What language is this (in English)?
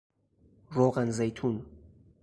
Persian